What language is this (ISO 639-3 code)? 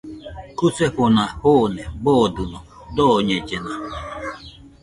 hux